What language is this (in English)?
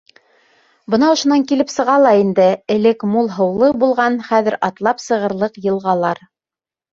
Bashkir